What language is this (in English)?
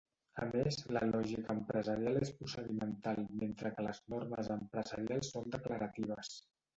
Catalan